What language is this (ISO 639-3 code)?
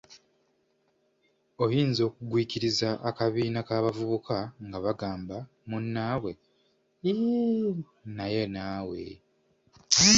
lug